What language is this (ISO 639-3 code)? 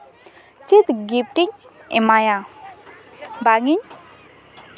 sat